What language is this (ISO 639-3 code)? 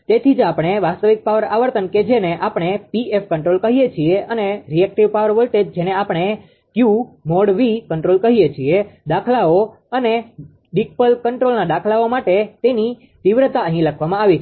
guj